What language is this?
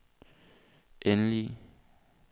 Danish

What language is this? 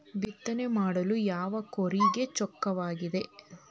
Kannada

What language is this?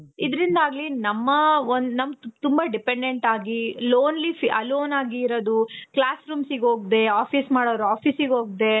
Kannada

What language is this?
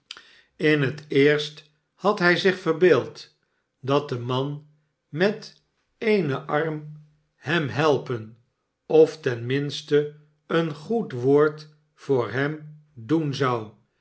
Dutch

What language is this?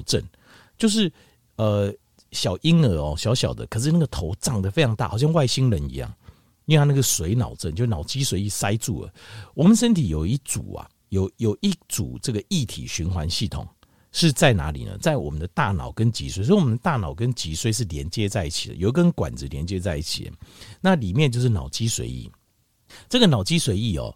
Chinese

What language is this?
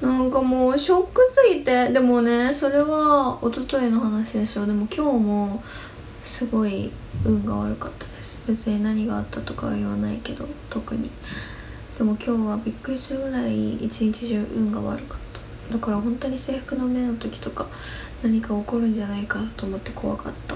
Japanese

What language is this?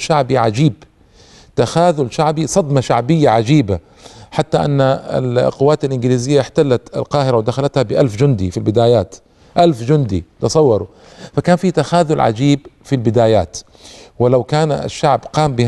Arabic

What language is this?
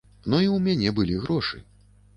Belarusian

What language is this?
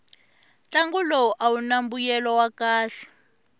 Tsonga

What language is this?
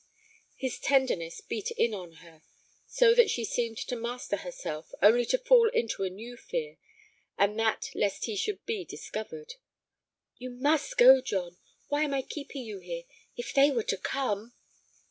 English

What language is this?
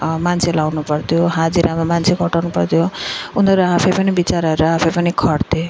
Nepali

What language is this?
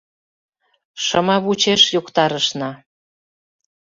Mari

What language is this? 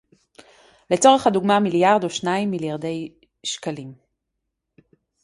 Hebrew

